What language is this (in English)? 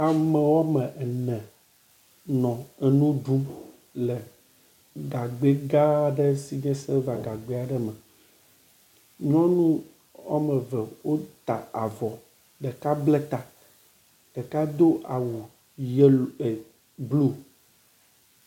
Ewe